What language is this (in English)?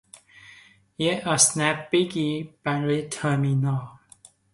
Persian